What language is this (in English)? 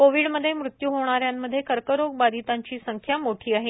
Marathi